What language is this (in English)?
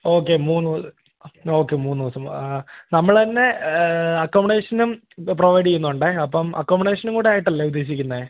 Malayalam